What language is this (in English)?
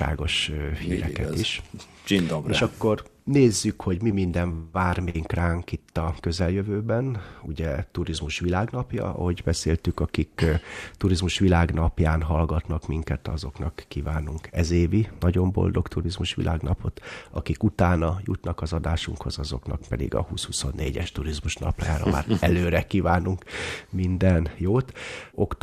Hungarian